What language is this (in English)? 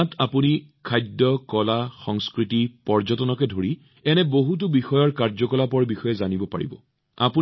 Assamese